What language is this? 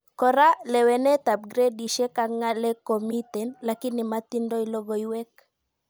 Kalenjin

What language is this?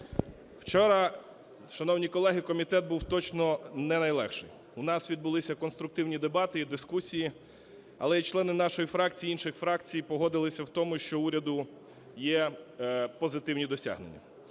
Ukrainian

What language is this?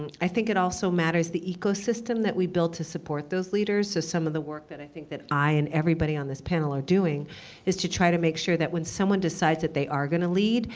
English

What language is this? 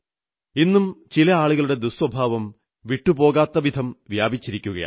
Malayalam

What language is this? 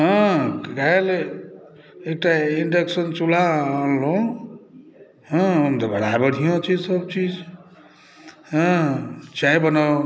Maithili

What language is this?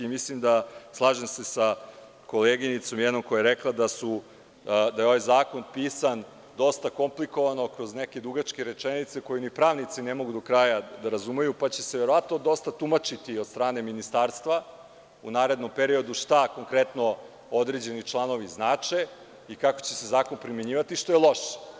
Serbian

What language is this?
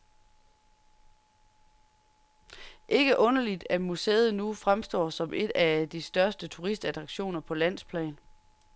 Danish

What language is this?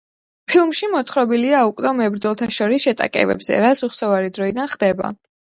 Georgian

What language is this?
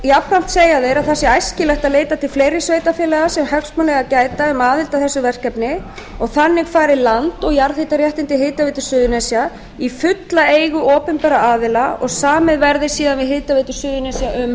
Icelandic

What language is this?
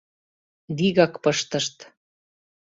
Mari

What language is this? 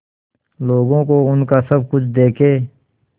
Hindi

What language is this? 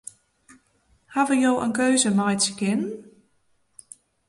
Western Frisian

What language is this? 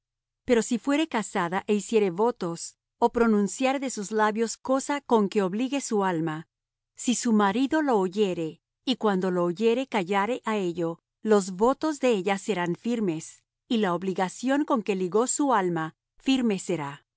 Spanish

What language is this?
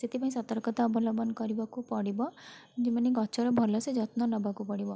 Odia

